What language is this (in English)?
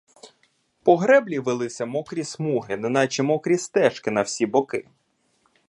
Ukrainian